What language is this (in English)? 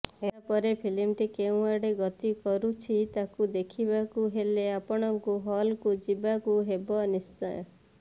Odia